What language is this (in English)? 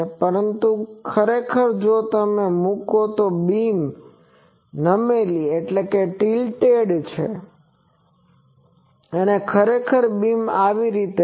Gujarati